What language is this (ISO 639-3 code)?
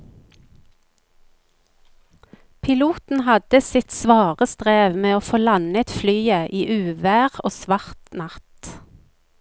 nor